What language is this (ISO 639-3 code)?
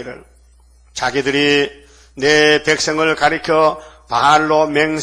kor